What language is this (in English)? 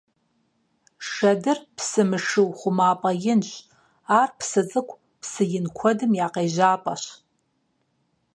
Kabardian